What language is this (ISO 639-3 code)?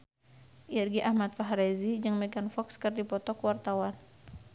sun